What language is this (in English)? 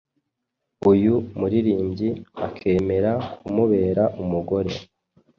Kinyarwanda